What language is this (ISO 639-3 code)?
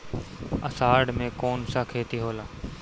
bho